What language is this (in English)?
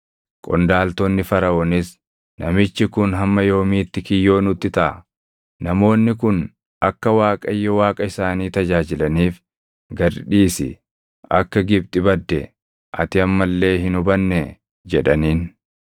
Oromo